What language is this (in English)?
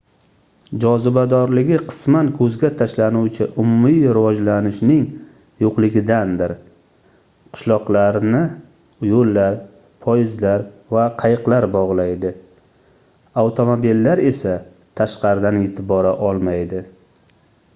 Uzbek